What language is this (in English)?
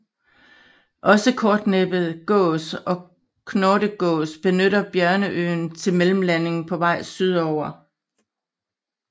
Danish